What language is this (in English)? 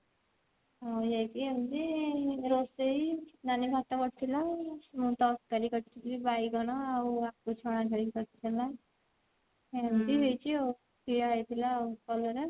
Odia